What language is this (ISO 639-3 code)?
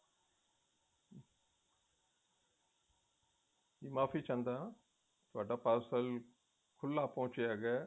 pan